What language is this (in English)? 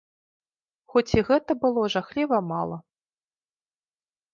Belarusian